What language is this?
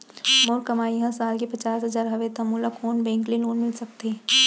Chhattisgarhi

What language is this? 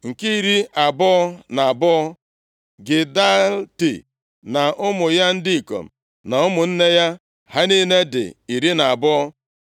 Igbo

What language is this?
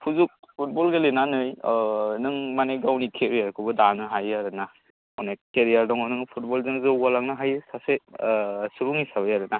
Bodo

